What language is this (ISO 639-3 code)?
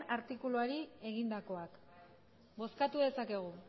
eus